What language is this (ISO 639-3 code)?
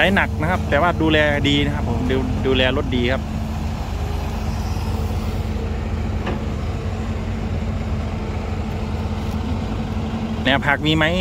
tha